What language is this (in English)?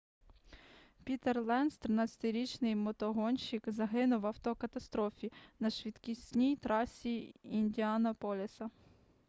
Ukrainian